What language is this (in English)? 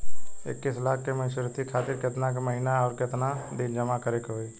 Bhojpuri